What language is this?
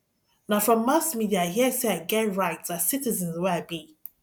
Nigerian Pidgin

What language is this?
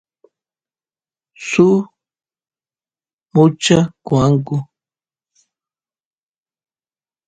Santiago del Estero Quichua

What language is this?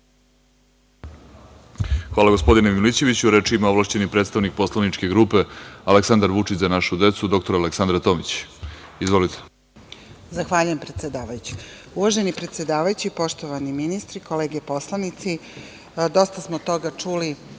Serbian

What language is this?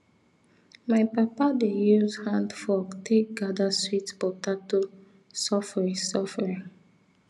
Nigerian Pidgin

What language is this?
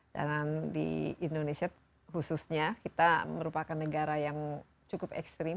Indonesian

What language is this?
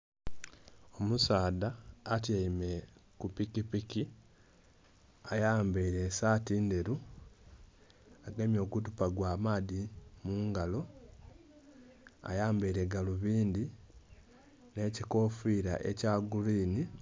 Soga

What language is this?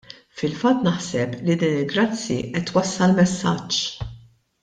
Maltese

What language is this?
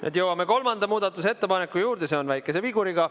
Estonian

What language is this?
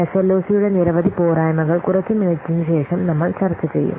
Malayalam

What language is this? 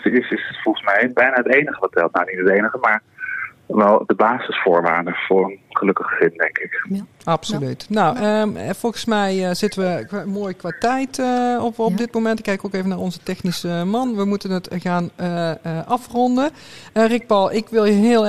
Dutch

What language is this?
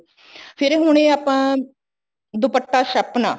Punjabi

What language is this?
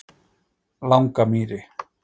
Icelandic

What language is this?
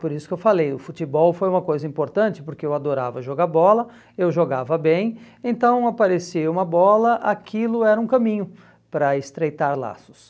Portuguese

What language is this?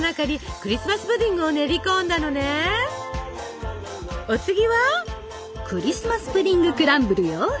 Japanese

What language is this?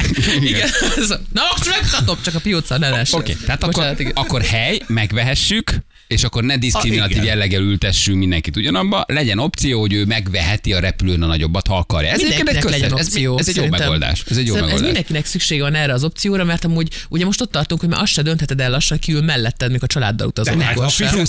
Hungarian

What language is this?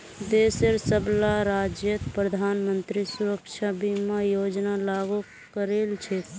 Magahi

